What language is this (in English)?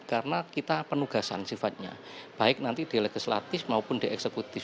Indonesian